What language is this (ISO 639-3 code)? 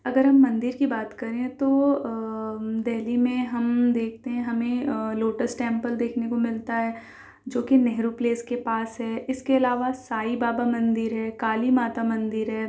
urd